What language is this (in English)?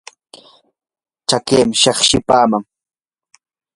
Yanahuanca Pasco Quechua